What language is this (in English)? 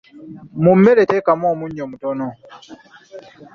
Ganda